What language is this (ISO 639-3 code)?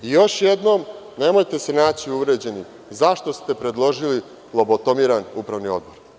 srp